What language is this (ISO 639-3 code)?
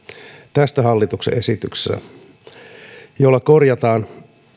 fin